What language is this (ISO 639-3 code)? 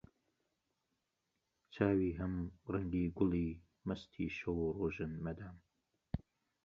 ckb